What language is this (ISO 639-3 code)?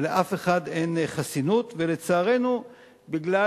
heb